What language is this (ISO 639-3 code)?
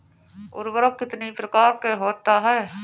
hin